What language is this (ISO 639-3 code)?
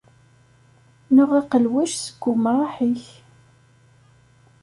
kab